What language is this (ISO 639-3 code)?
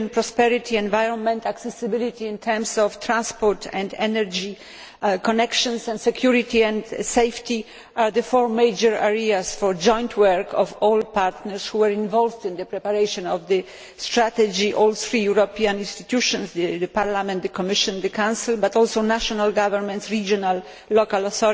eng